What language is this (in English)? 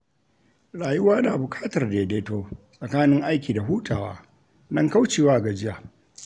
Hausa